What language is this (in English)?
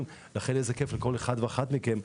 Hebrew